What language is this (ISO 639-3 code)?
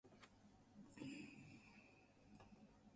eng